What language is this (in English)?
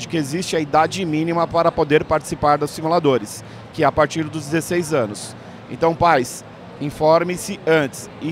Portuguese